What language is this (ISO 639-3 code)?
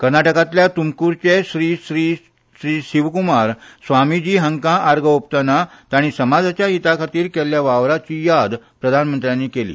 kok